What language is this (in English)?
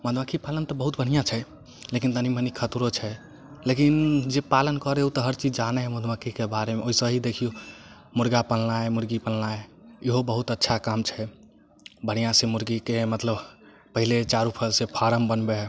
Maithili